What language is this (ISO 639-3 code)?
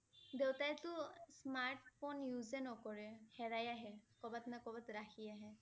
asm